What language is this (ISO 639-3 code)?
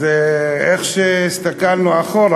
heb